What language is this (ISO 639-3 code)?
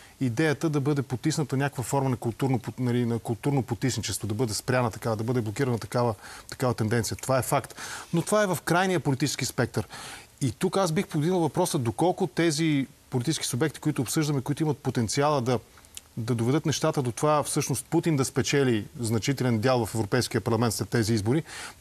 bul